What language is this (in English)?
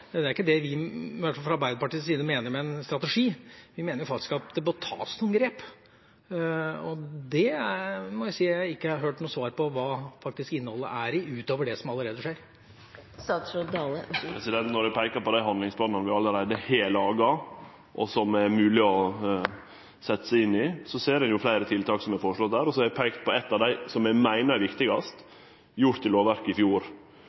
Norwegian